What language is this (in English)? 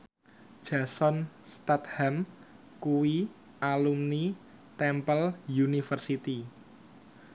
Javanese